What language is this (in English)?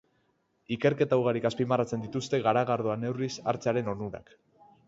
Basque